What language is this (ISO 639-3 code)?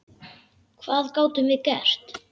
isl